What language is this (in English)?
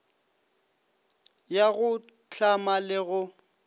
Northern Sotho